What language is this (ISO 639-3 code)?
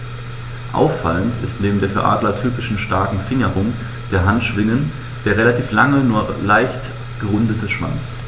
deu